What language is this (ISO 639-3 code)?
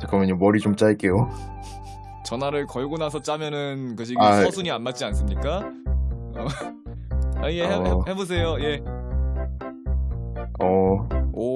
kor